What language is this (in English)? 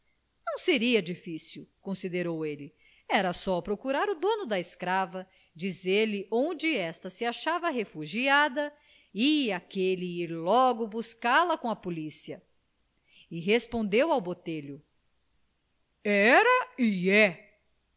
Portuguese